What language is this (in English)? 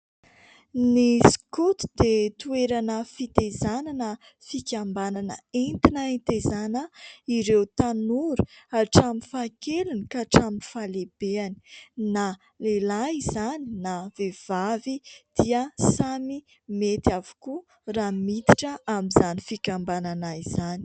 Malagasy